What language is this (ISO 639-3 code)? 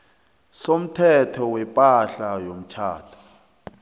nbl